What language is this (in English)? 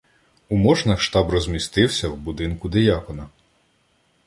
Ukrainian